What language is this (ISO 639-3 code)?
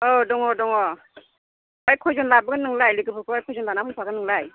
brx